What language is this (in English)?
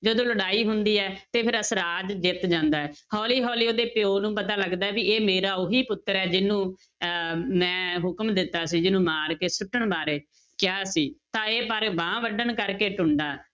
Punjabi